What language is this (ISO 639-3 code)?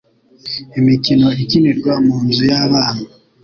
kin